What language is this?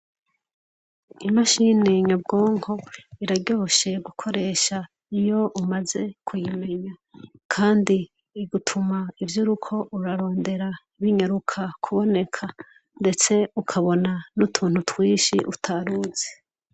Rundi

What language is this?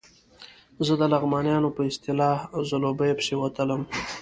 Pashto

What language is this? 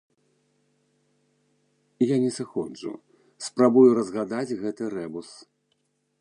Belarusian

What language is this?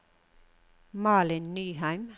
Norwegian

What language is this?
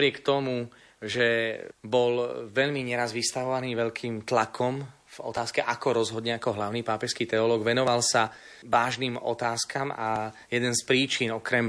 Slovak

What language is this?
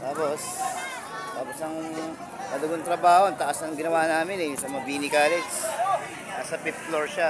Filipino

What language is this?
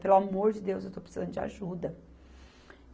Portuguese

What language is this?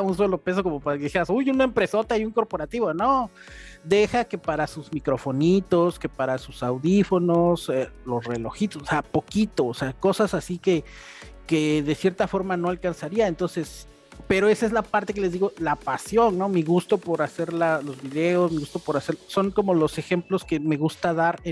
Spanish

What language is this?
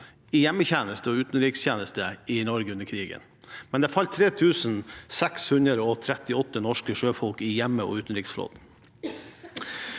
Norwegian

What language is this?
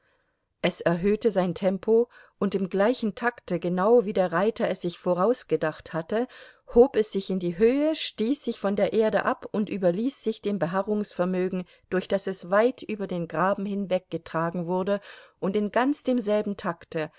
German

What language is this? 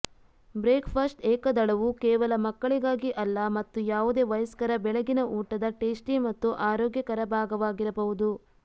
Kannada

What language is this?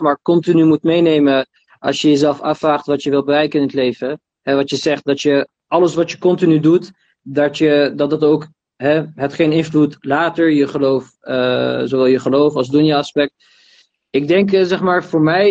Dutch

